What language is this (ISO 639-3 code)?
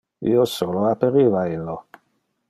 ina